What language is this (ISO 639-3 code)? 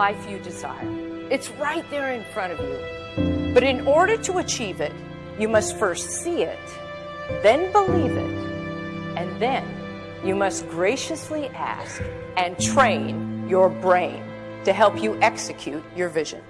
eng